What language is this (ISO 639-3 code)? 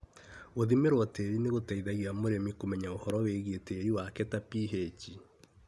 kik